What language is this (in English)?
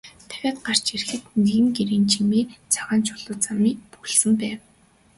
Mongolian